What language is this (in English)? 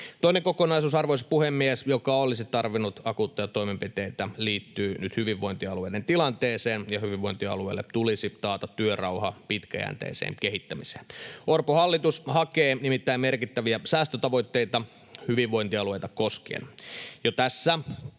Finnish